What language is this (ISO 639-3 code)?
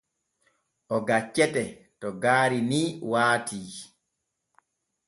fue